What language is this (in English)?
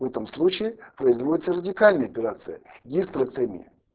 Russian